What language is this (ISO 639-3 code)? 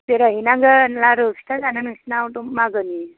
brx